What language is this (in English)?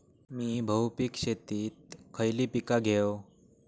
Marathi